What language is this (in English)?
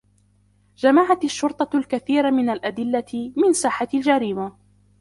Arabic